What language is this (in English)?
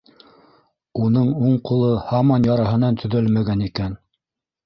Bashkir